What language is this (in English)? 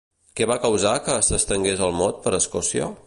Catalan